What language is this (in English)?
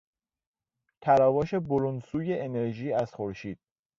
Persian